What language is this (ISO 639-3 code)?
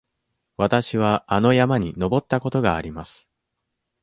jpn